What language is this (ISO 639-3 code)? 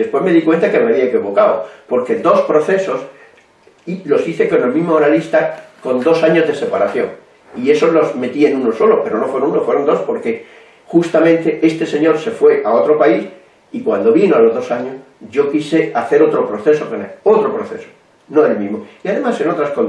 spa